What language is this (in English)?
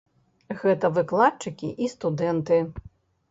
Belarusian